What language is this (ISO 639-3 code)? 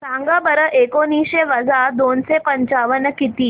mar